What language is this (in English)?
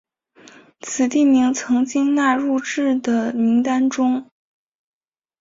Chinese